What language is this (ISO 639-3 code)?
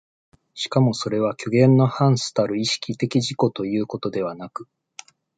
jpn